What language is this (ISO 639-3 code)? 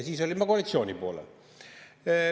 est